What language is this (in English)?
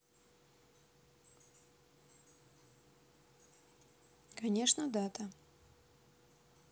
Russian